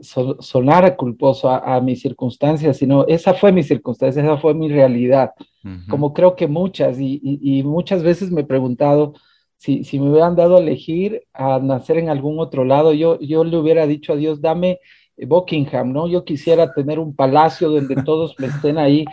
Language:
Spanish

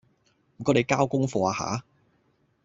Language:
Cantonese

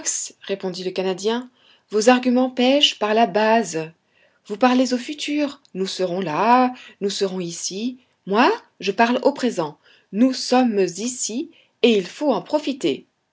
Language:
French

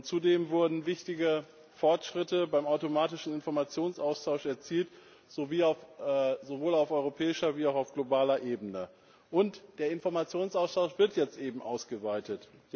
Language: German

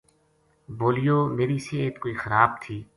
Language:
Gujari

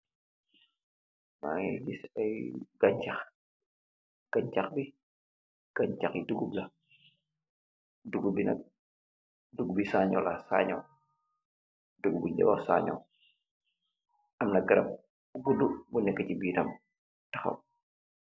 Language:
Wolof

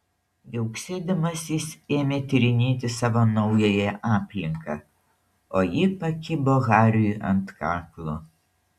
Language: Lithuanian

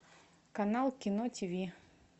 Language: Russian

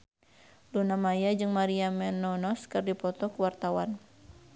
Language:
Sundanese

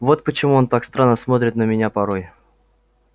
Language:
Russian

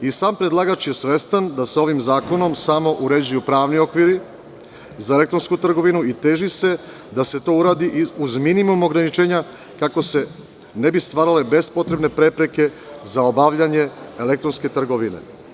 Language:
Serbian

